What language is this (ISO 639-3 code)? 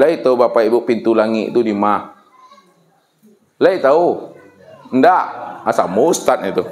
ind